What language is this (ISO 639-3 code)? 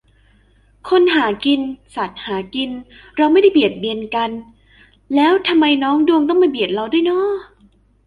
tha